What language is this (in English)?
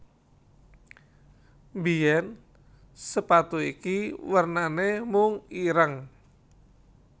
Javanese